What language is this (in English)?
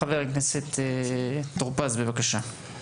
Hebrew